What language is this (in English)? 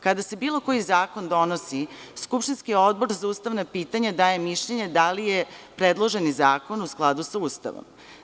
Serbian